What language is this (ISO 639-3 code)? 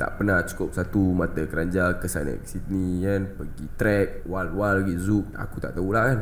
msa